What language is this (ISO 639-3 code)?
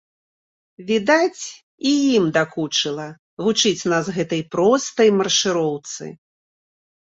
bel